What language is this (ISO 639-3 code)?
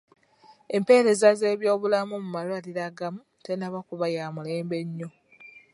lug